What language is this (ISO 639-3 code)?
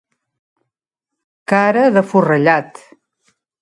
cat